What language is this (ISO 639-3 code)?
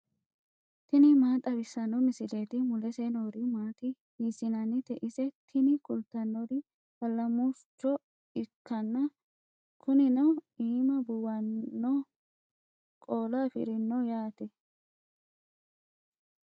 sid